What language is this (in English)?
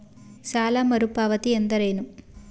Kannada